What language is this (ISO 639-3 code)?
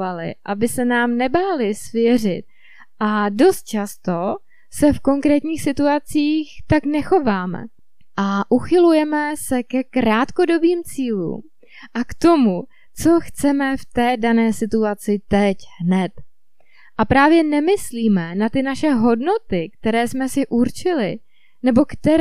ces